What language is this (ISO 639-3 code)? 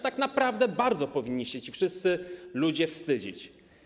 pol